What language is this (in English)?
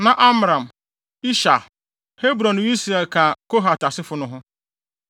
Akan